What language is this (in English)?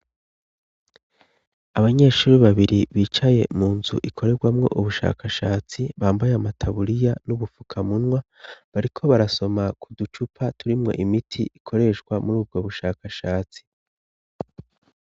Rundi